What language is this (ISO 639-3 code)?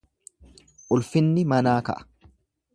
orm